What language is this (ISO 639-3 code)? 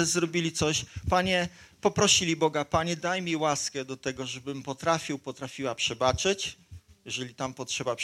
pol